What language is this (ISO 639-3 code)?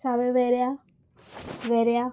kok